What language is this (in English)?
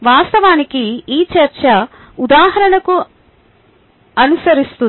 Telugu